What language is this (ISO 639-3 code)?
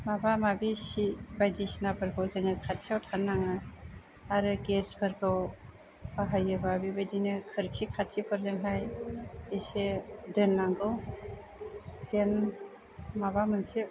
brx